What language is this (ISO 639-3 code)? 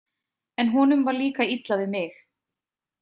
isl